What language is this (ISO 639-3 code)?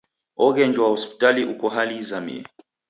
dav